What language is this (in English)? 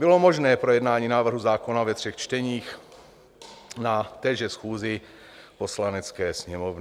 Czech